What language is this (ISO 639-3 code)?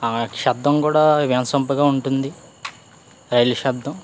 tel